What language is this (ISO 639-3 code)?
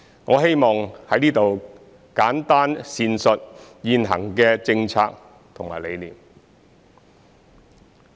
yue